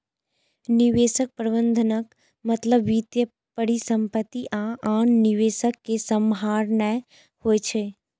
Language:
Maithili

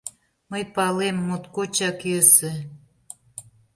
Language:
Mari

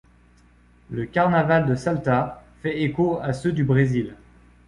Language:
French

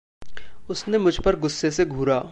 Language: Hindi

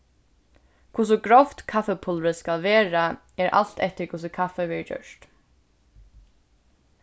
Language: Faroese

